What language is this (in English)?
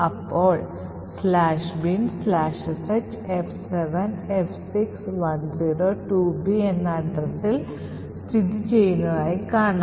Malayalam